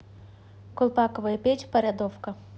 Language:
Russian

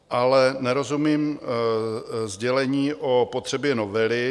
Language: Czech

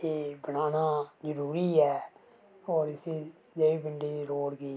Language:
Dogri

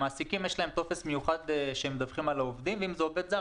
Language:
Hebrew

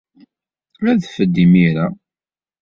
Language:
Kabyle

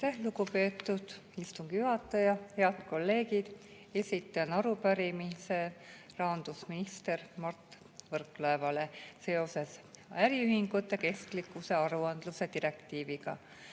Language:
Estonian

